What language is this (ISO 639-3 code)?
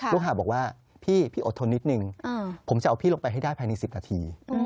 tha